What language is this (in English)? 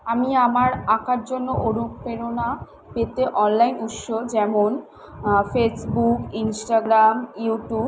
Bangla